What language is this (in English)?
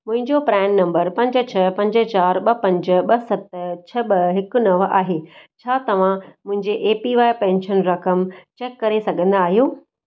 Sindhi